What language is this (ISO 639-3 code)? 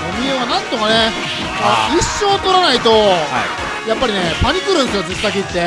jpn